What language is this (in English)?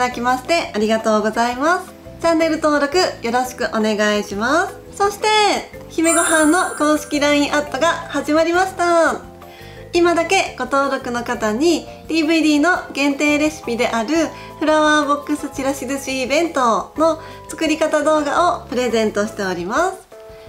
Japanese